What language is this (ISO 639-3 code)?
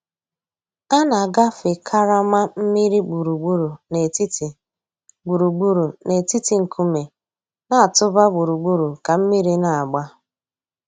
ibo